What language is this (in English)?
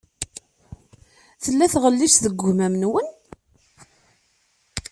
Kabyle